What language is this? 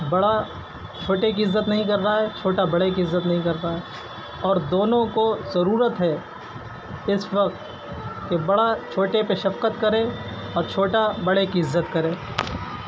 Urdu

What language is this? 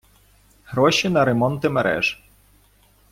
Ukrainian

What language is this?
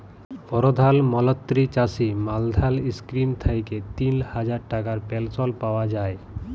Bangla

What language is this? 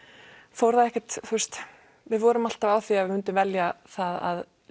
Icelandic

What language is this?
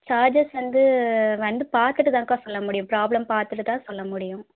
Tamil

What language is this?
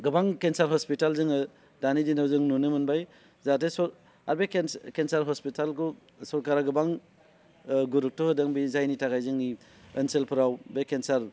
Bodo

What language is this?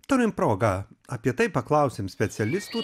Lithuanian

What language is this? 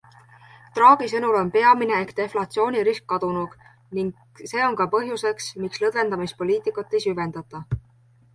Estonian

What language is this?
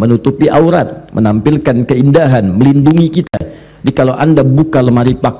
Indonesian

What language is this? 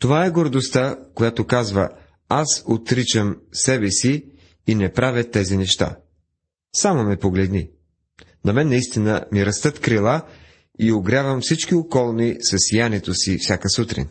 Bulgarian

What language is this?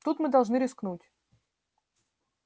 Russian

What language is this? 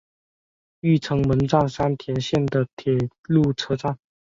Chinese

